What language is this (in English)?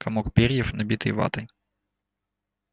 Russian